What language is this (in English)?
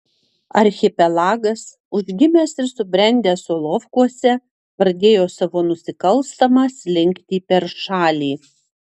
Lithuanian